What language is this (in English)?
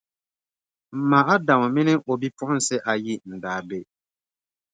Dagbani